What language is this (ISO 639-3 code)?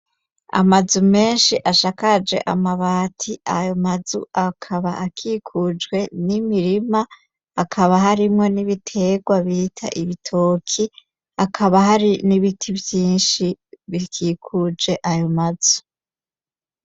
run